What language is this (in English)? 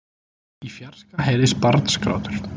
Icelandic